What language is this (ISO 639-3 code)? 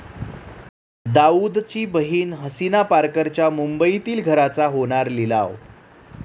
mar